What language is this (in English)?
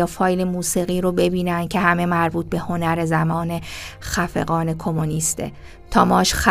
Persian